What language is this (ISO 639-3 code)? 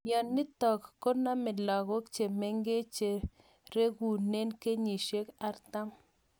kln